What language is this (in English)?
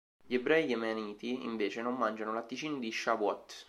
Italian